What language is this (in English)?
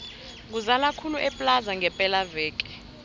South Ndebele